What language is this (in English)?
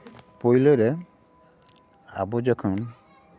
Santali